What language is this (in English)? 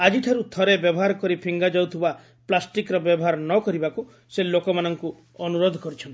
Odia